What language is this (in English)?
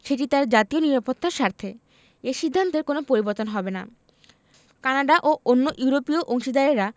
Bangla